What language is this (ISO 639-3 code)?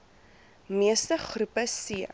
afr